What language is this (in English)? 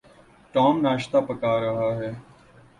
Urdu